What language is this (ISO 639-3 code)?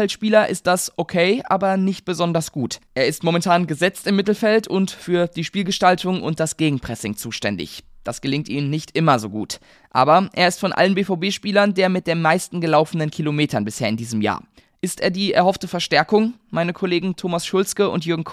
deu